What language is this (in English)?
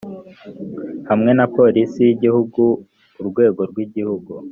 Kinyarwanda